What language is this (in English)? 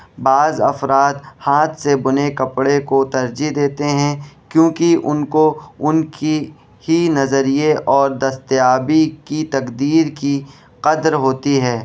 Urdu